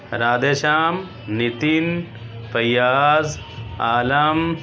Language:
Urdu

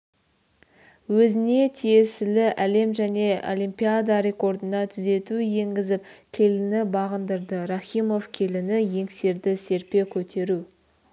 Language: Kazakh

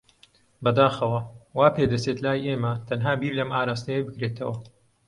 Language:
Central Kurdish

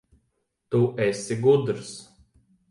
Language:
Latvian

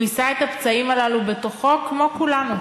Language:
Hebrew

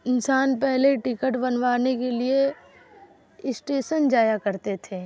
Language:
Urdu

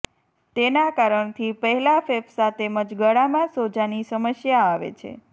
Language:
Gujarati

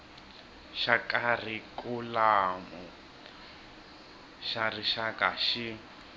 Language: Tsonga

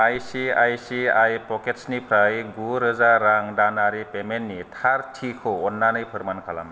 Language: Bodo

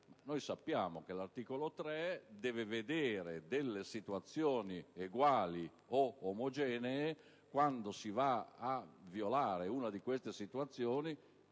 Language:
Italian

